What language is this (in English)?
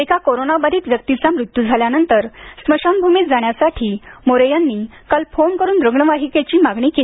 Marathi